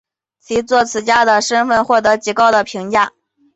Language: Chinese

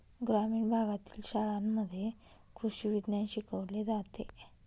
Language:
Marathi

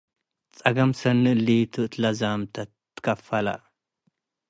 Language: Tigre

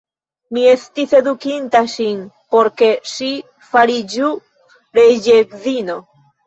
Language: Esperanto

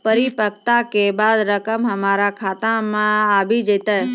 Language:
Maithili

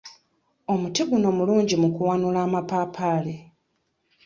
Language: Ganda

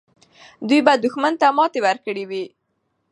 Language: Pashto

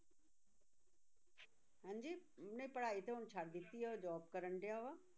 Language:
Punjabi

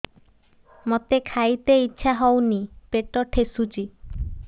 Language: Odia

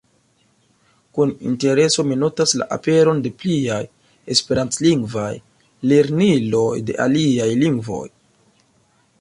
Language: Esperanto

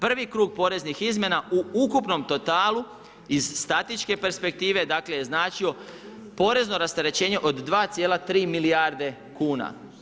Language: Croatian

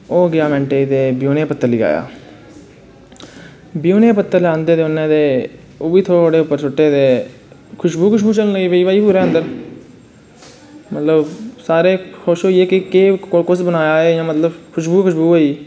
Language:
Dogri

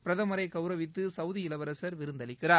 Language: Tamil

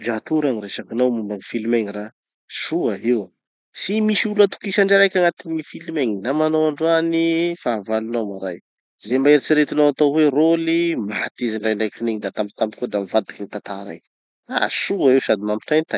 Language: Tanosy Malagasy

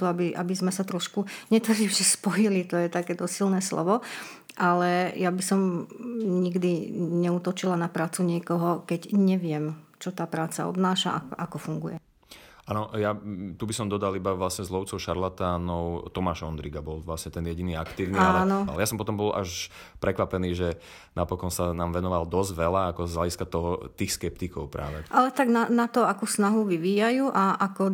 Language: Slovak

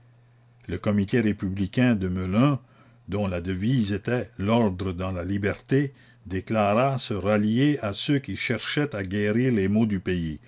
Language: French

